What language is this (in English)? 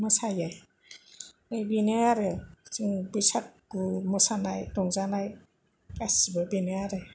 Bodo